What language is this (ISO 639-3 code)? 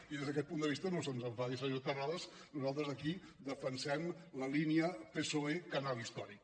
cat